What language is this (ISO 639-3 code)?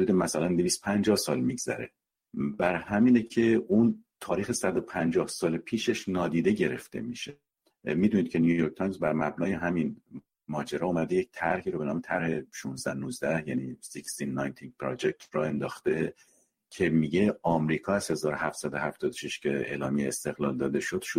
fas